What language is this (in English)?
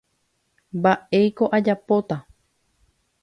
Guarani